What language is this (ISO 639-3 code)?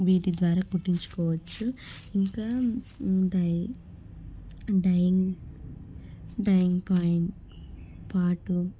tel